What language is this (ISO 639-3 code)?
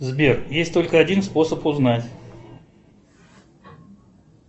rus